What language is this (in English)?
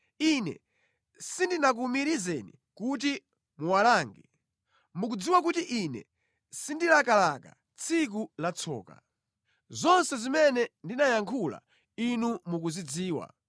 Nyanja